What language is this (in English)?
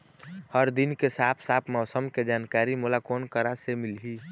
Chhattisgarhi